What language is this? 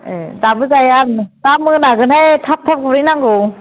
Bodo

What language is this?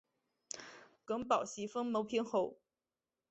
Chinese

